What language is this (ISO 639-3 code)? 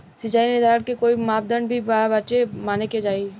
bho